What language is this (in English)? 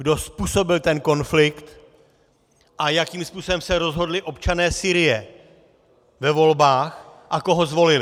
Czech